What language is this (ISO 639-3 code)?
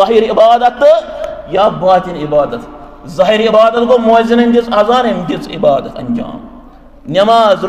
ara